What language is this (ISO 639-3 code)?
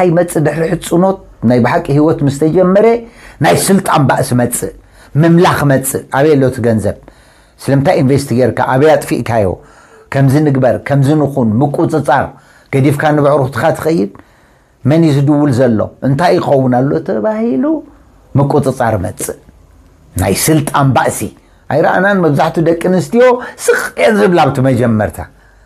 ara